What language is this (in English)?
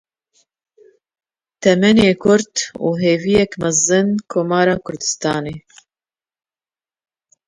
Kurdish